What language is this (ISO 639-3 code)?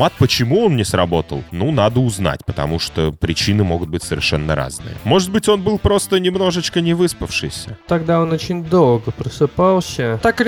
rus